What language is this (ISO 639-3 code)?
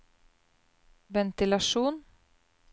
nor